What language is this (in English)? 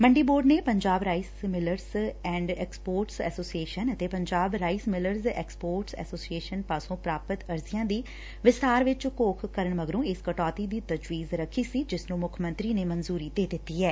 Punjabi